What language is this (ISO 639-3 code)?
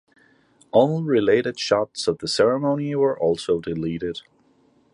eng